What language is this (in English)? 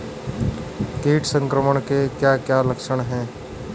Hindi